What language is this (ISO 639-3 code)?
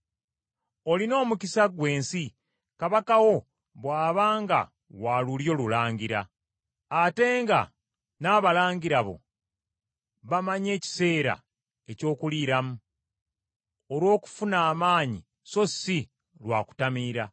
lug